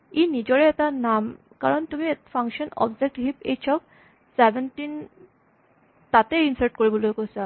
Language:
Assamese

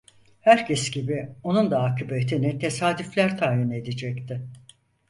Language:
Turkish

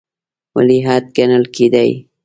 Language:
Pashto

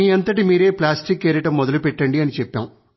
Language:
Telugu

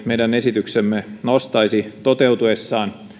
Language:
Finnish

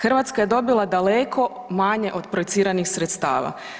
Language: Croatian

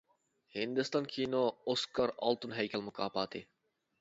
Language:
Uyghur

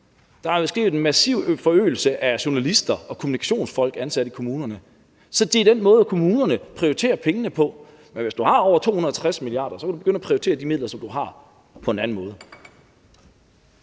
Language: Danish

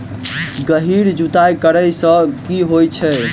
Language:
Maithili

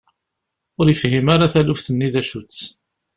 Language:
Kabyle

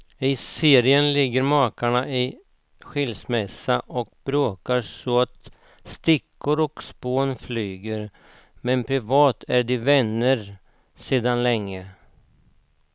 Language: Swedish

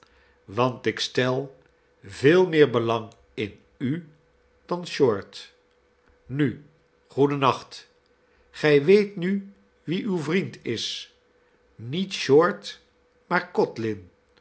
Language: Dutch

